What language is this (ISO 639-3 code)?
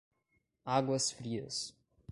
por